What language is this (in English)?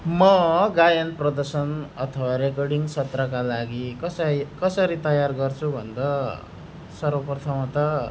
Nepali